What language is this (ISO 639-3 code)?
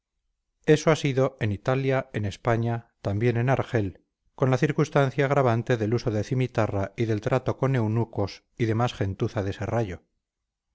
spa